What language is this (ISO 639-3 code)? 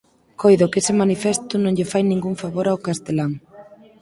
glg